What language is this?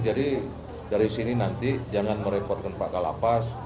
Indonesian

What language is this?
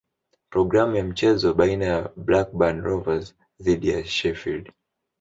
Swahili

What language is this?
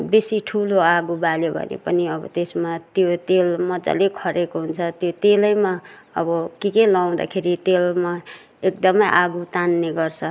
Nepali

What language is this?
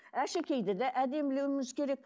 Kazakh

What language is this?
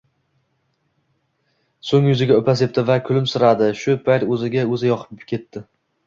Uzbek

